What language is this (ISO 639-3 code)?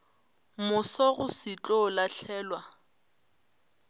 nso